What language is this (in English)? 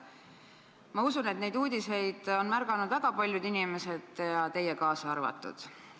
Estonian